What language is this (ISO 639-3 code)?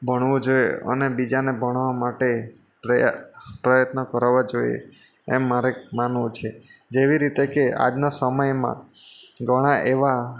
guj